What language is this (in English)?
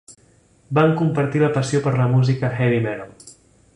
Catalan